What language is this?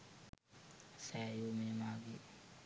Sinhala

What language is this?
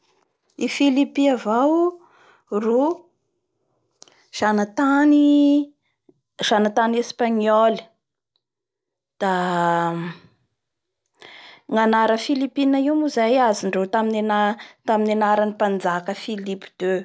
Bara Malagasy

